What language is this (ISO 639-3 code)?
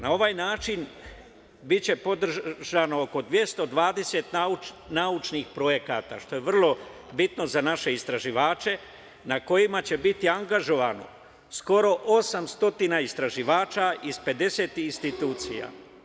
srp